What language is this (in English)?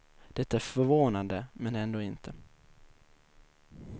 Swedish